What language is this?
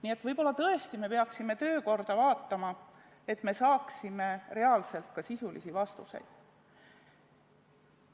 Estonian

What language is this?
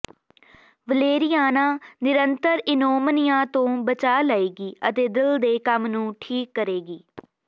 Punjabi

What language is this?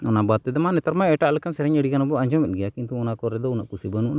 Santali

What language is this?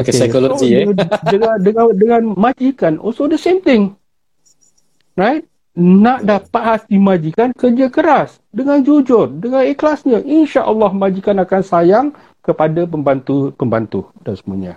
Malay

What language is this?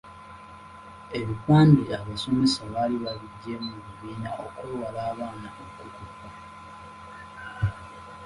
Ganda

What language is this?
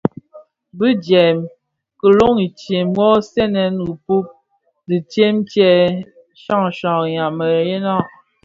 Bafia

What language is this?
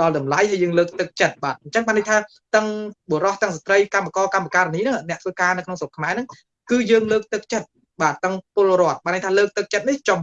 Vietnamese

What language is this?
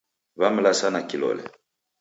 Taita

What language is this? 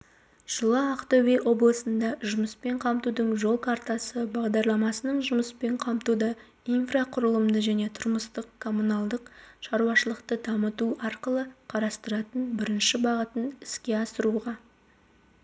Kazakh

